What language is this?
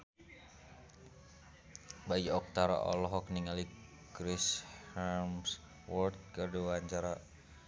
Sundanese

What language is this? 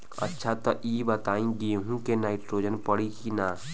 Bhojpuri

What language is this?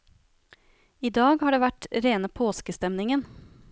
Norwegian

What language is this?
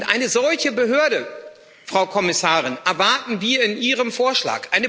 German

